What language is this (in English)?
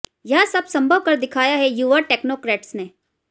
Hindi